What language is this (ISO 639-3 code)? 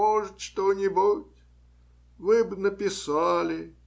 rus